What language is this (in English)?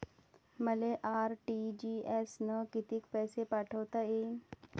Marathi